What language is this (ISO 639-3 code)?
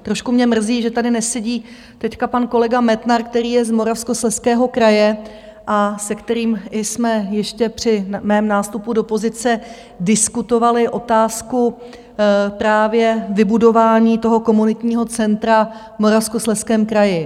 ces